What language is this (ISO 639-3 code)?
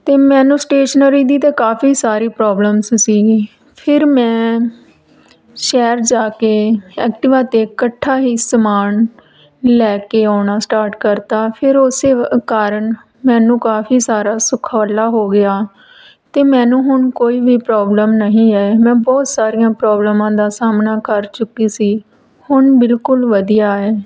pan